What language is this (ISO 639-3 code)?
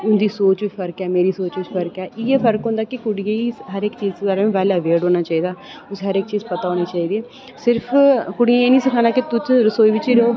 doi